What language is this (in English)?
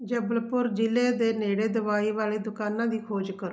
Punjabi